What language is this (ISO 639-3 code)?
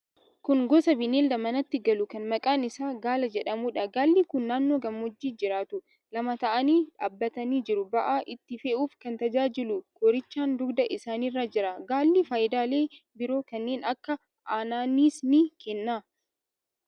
orm